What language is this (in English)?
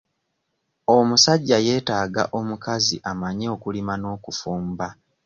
Ganda